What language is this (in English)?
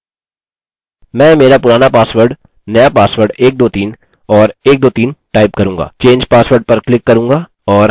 Hindi